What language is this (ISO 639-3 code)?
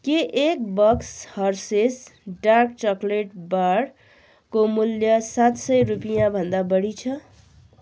nep